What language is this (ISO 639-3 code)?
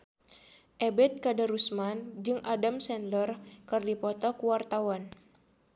sun